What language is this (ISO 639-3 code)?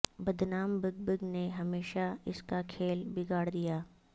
urd